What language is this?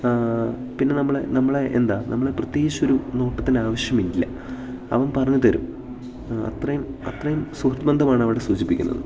Malayalam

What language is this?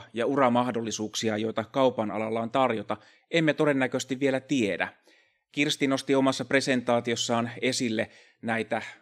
Finnish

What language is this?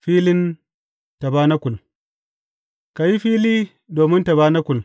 Hausa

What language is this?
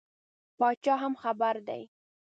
Pashto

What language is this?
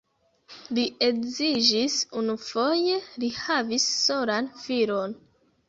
Esperanto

